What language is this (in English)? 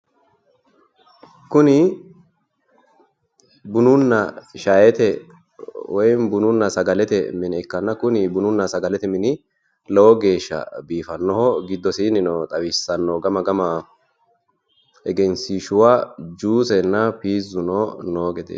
Sidamo